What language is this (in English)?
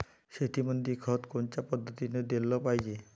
Marathi